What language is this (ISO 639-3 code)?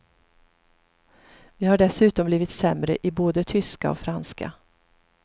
swe